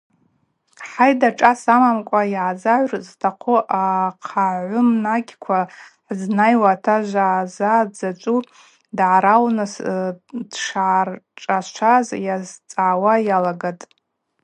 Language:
Abaza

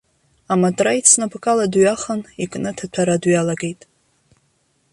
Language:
Abkhazian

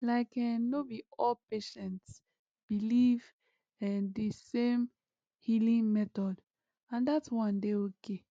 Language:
Nigerian Pidgin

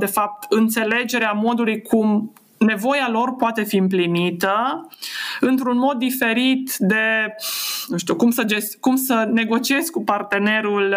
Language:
Romanian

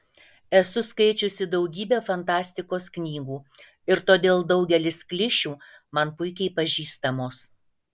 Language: Lithuanian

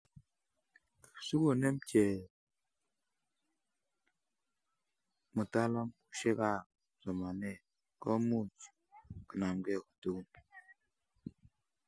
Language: Kalenjin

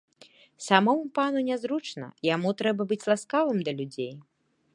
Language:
Belarusian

